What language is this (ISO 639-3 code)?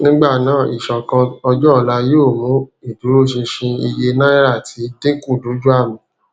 yor